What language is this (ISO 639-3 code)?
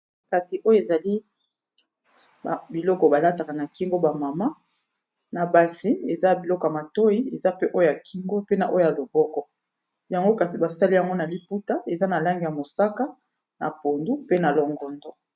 lin